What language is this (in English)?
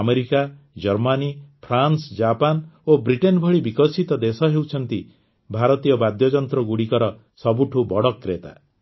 Odia